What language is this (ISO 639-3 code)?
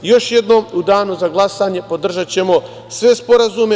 srp